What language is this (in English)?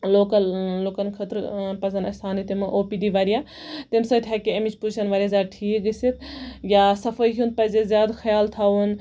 Kashmiri